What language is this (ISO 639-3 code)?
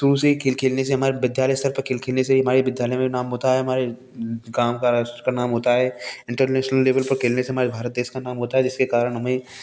hin